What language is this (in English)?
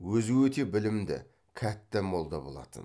Kazakh